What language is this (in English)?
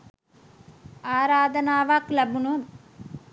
Sinhala